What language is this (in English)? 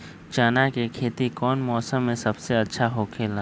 Magahi